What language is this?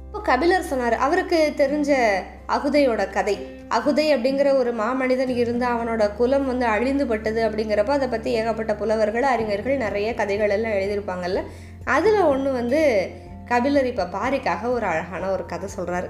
Tamil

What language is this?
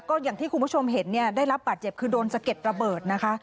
Thai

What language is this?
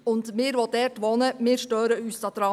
Swiss German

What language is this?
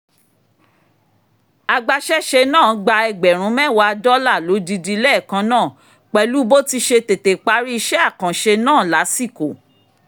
Yoruba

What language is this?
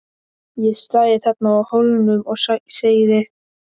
Icelandic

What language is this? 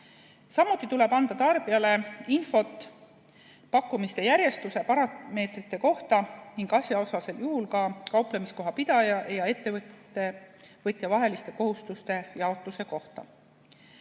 Estonian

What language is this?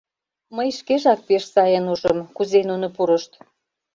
Mari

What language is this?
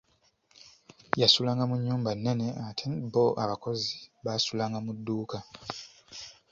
Ganda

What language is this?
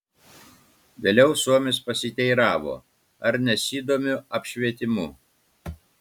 Lithuanian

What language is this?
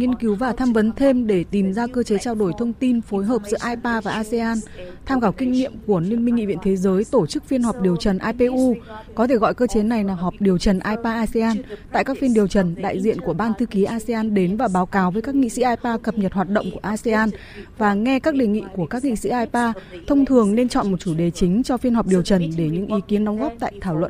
Vietnamese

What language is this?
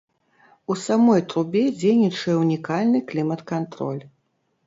Belarusian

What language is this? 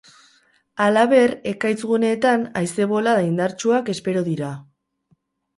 Basque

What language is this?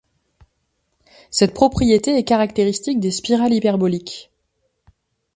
French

